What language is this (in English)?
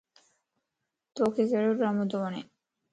Lasi